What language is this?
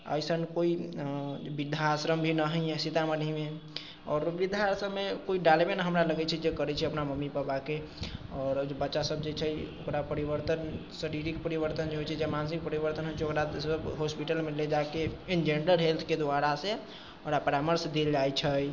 Maithili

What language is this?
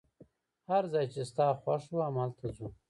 Pashto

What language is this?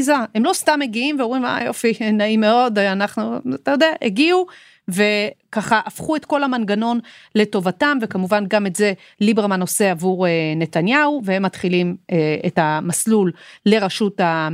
Hebrew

